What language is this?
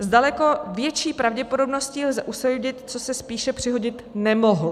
Czech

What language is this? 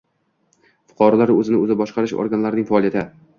Uzbek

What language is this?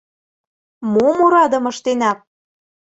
Mari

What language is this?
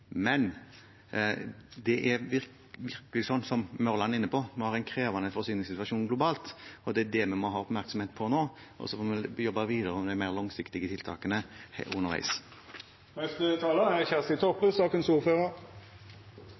Norwegian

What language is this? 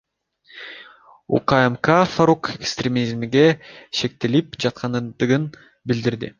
Kyrgyz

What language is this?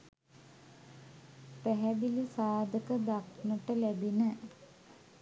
Sinhala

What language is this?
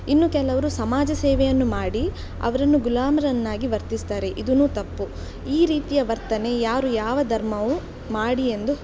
Kannada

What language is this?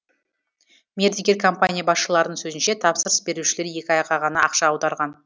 Kazakh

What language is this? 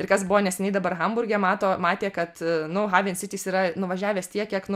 Lithuanian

